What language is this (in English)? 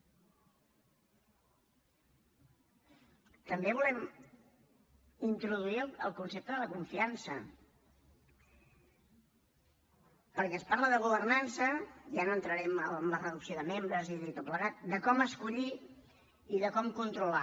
Catalan